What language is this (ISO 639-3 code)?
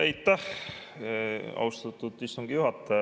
est